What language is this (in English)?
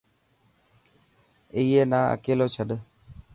Dhatki